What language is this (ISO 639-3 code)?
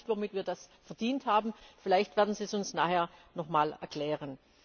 deu